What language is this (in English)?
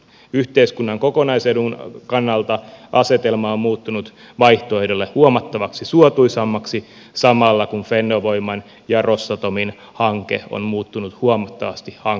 Finnish